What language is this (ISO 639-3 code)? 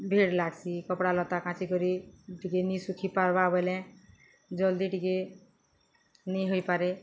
ori